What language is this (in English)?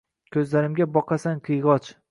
Uzbek